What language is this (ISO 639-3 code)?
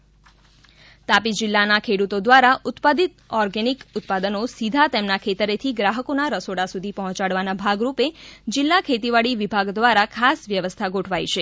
guj